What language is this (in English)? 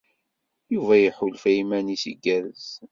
Kabyle